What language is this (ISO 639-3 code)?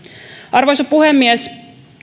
fin